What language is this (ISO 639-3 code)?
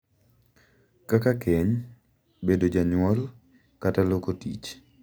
luo